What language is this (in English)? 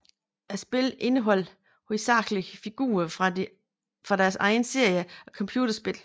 Danish